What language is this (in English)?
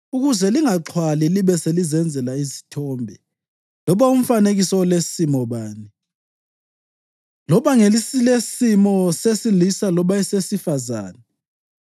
North Ndebele